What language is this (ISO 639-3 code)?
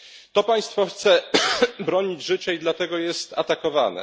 pol